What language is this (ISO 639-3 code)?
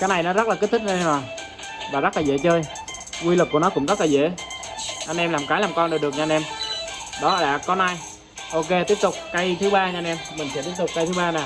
vie